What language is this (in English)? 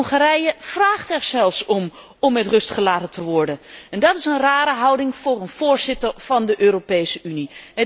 Dutch